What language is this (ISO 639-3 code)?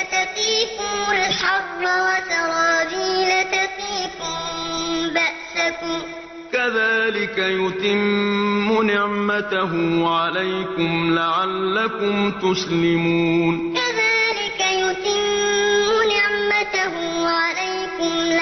ara